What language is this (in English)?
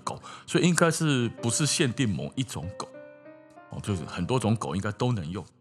Chinese